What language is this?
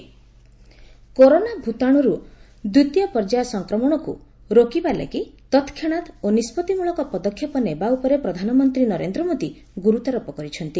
Odia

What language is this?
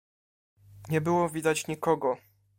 Polish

